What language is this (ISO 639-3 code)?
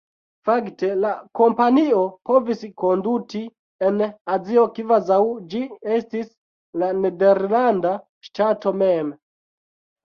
epo